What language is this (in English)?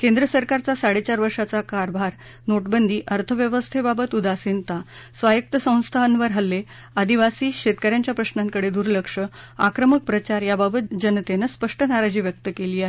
Marathi